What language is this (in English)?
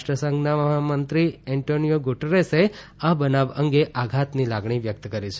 Gujarati